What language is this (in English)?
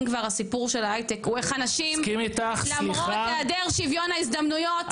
Hebrew